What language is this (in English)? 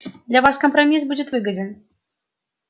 Russian